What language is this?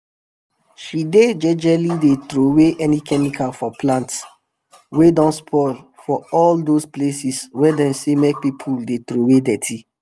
Nigerian Pidgin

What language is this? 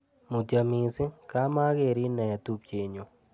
Kalenjin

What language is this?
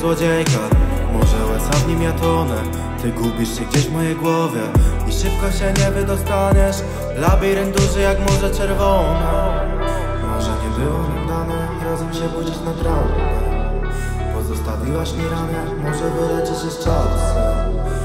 Polish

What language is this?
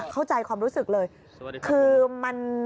Thai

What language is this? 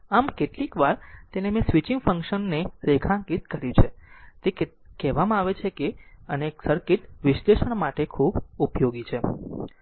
Gujarati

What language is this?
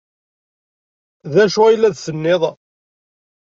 Kabyle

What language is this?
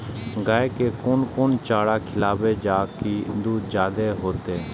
Maithili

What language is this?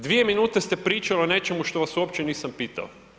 Croatian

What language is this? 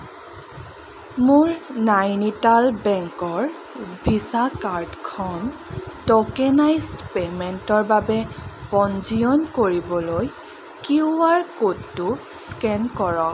Assamese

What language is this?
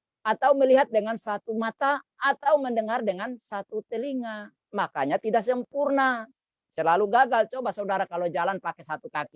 Indonesian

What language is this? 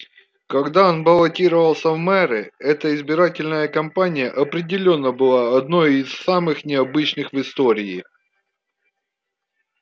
Russian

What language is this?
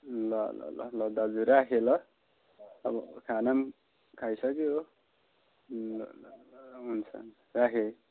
Nepali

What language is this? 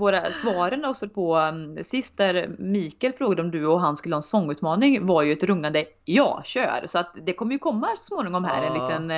Swedish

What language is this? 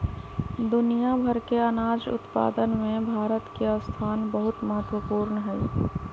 Magahi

